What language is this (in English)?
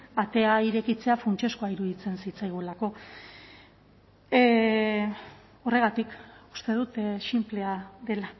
Basque